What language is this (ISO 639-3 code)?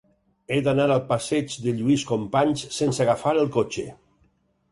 cat